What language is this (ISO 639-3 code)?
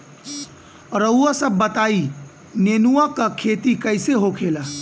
bho